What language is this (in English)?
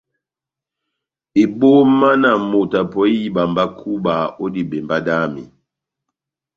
Batanga